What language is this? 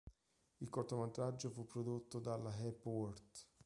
Italian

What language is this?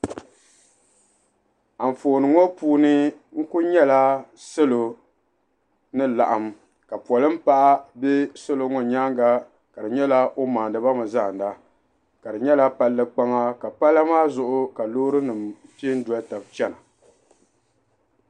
Dagbani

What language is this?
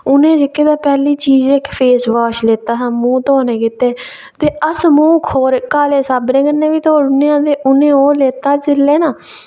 Dogri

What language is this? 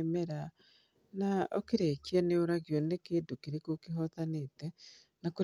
Kikuyu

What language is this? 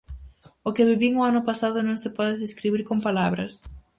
Galician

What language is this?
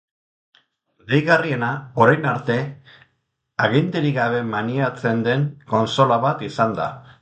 Basque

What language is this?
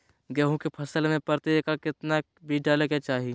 Magahi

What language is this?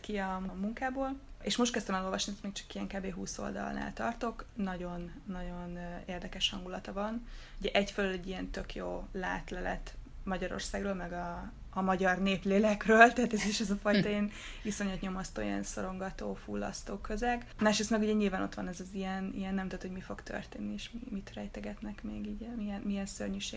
Hungarian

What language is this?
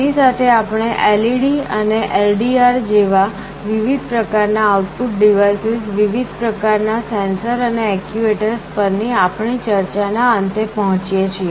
Gujarati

